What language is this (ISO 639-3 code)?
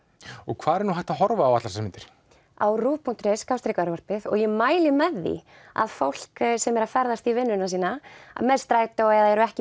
isl